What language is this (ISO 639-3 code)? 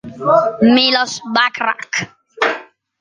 ita